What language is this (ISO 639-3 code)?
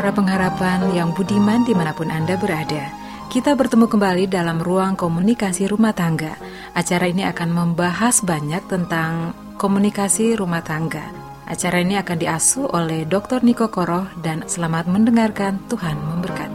ind